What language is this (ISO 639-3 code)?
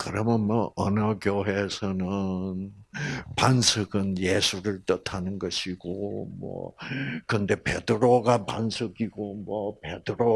kor